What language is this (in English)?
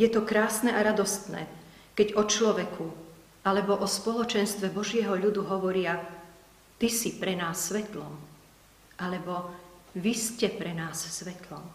Slovak